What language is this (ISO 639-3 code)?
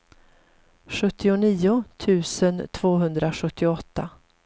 swe